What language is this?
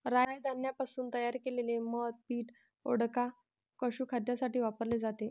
Marathi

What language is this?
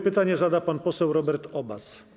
Polish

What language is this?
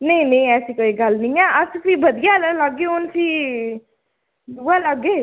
Dogri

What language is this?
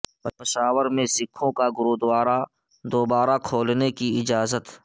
Urdu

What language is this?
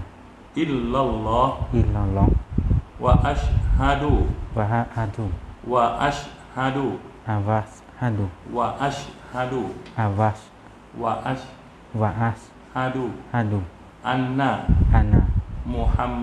Thai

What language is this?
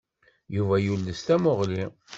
Kabyle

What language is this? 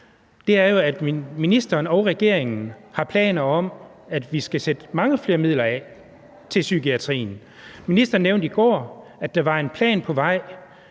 Danish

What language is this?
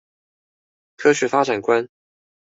Chinese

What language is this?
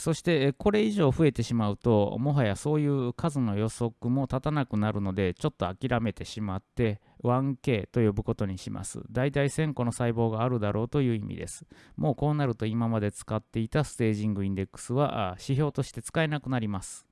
Japanese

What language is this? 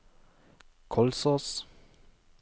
Norwegian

